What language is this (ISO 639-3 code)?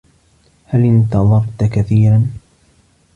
ara